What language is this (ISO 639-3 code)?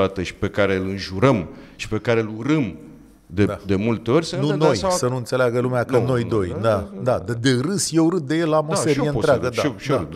ron